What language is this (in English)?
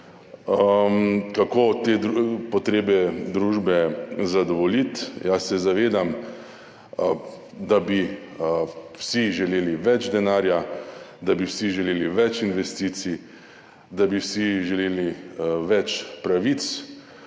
Slovenian